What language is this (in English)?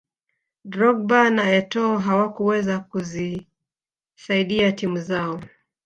Swahili